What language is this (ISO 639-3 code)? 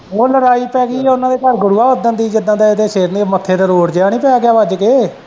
pan